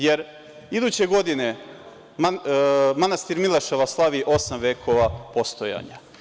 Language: Serbian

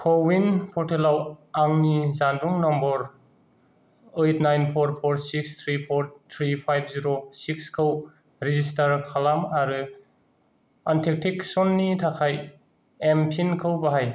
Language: Bodo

